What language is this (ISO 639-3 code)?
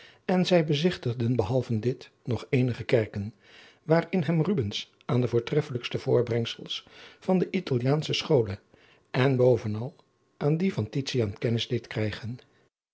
nld